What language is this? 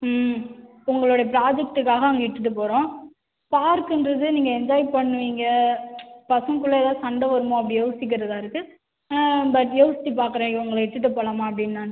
Tamil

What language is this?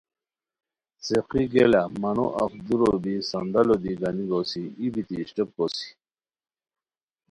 Khowar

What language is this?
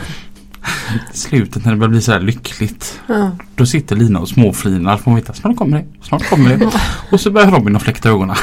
Swedish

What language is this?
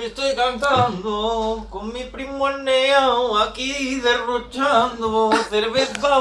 Turkish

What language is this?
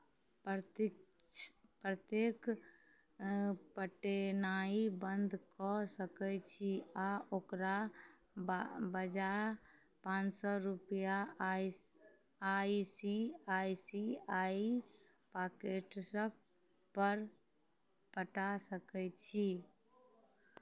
Maithili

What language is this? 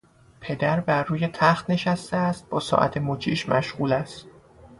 Persian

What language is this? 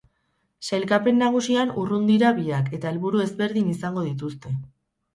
Basque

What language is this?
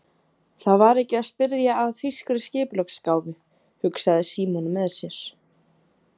Icelandic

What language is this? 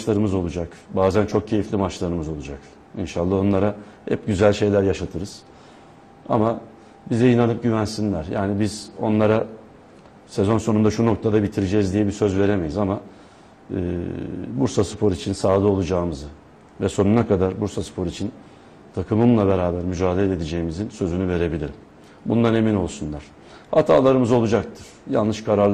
Turkish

